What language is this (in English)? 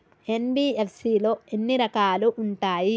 Telugu